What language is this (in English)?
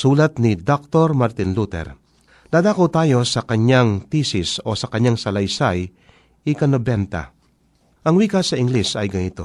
Filipino